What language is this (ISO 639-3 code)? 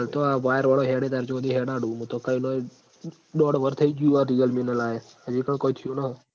guj